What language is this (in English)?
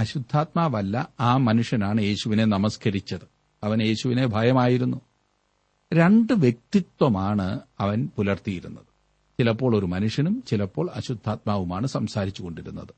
Malayalam